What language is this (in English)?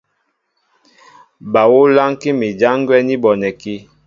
Mbo (Cameroon)